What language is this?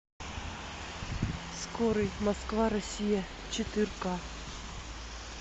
Russian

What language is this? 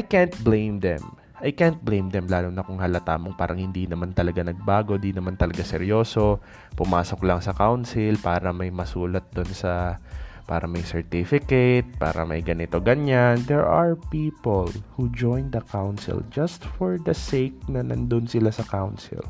Filipino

